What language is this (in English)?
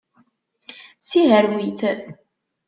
Kabyle